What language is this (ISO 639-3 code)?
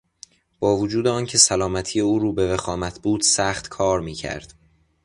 fas